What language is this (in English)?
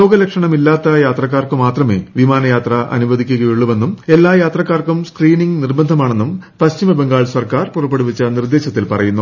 Malayalam